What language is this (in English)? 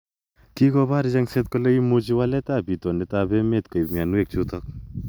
Kalenjin